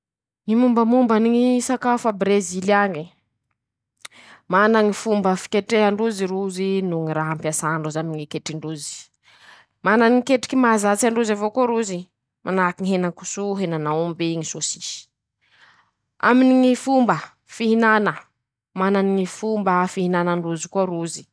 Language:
Masikoro Malagasy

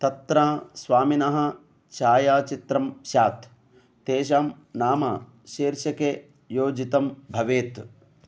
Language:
Sanskrit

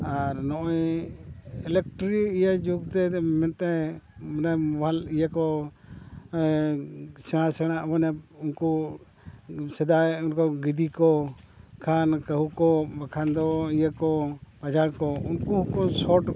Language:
Santali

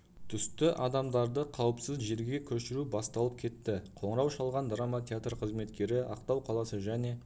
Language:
Kazakh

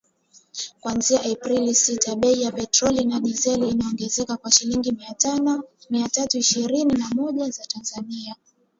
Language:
Swahili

